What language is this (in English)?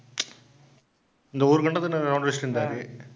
Tamil